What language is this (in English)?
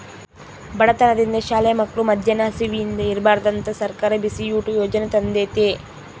Kannada